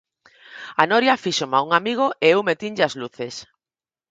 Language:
Galician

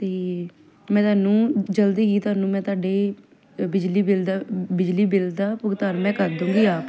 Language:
Punjabi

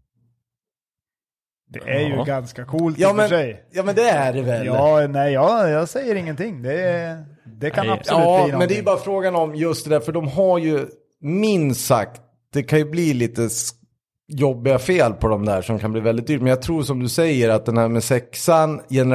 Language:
Swedish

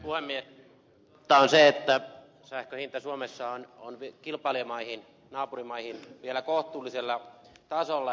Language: Finnish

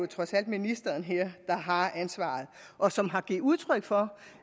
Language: Danish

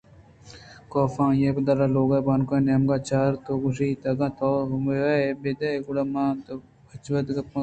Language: Eastern Balochi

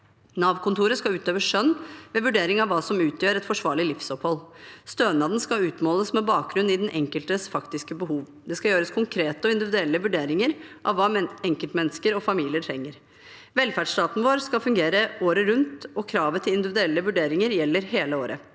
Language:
Norwegian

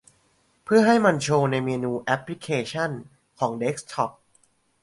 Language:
Thai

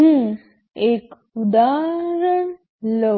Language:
Gujarati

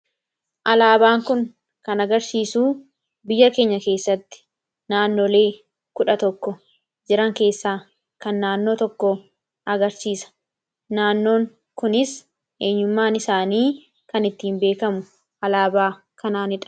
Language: Oromo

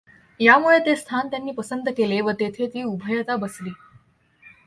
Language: Marathi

